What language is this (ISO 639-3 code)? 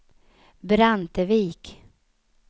swe